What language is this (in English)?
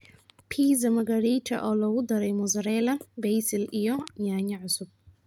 Somali